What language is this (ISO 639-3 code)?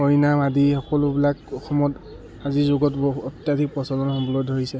asm